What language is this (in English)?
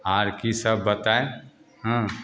Maithili